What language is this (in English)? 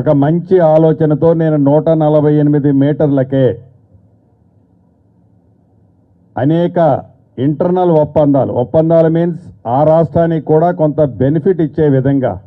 Telugu